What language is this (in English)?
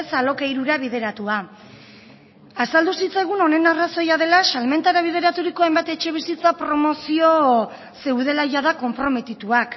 Basque